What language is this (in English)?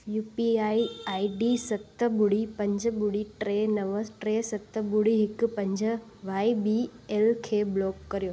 Sindhi